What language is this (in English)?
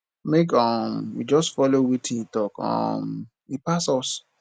Nigerian Pidgin